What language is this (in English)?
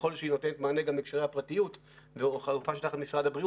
Hebrew